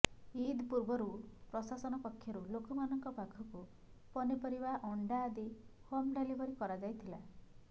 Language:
Odia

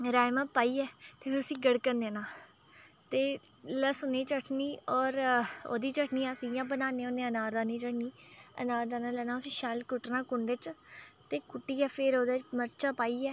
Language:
Dogri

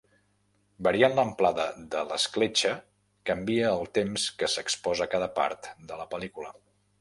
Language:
Catalan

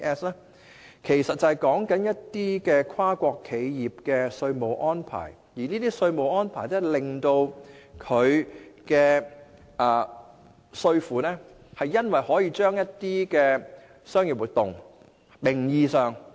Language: Cantonese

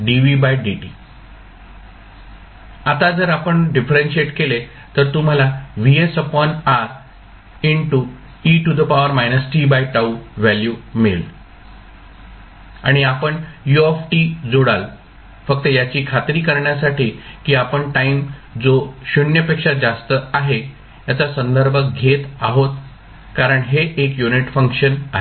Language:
Marathi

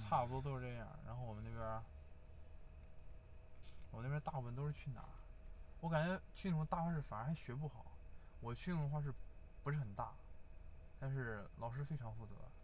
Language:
Chinese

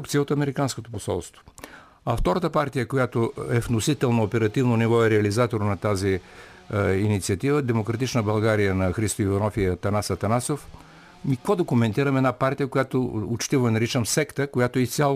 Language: Bulgarian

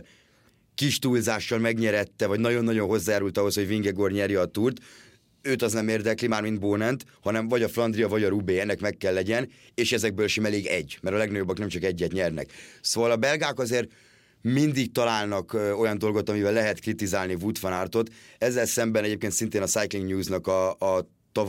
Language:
Hungarian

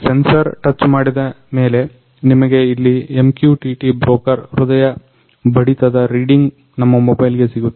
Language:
Kannada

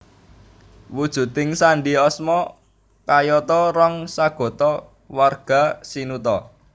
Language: Javanese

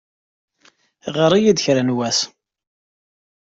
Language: Kabyle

